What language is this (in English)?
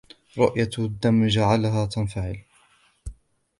Arabic